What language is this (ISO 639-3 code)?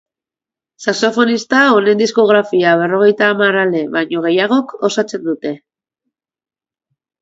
eus